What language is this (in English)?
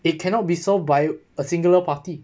English